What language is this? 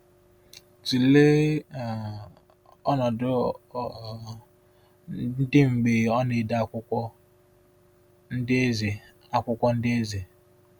Igbo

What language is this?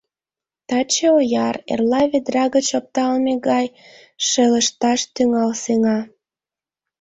Mari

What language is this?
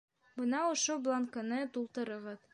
Bashkir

